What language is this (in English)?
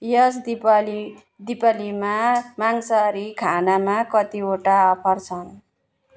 Nepali